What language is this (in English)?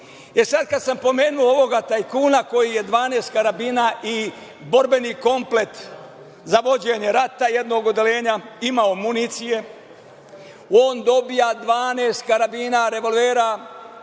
Serbian